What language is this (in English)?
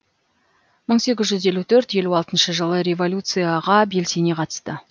Kazakh